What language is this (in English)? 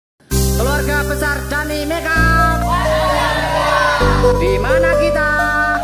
Indonesian